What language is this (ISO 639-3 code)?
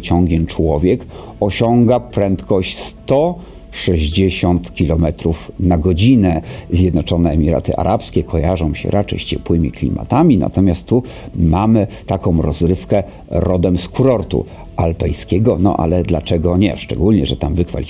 pol